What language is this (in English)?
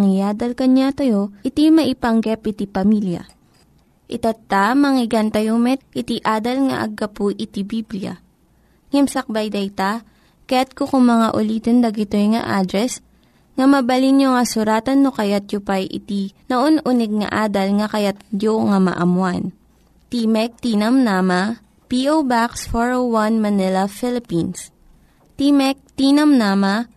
Filipino